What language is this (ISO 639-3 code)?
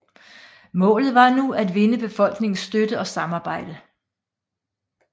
dan